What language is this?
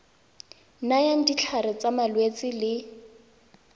Tswana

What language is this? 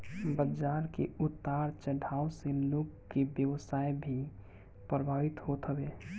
Bhojpuri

